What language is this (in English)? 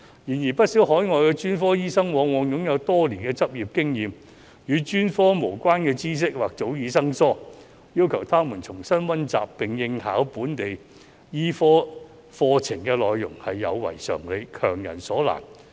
Cantonese